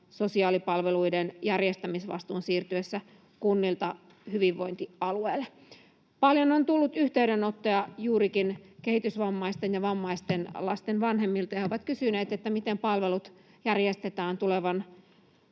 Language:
Finnish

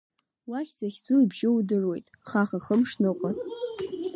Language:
Abkhazian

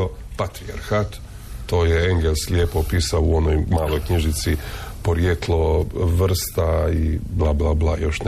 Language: Croatian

